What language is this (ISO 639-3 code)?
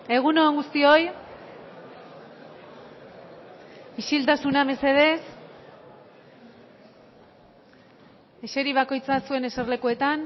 eus